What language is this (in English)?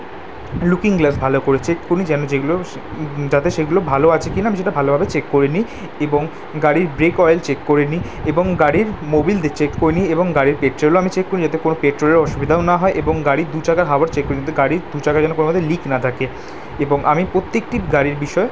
Bangla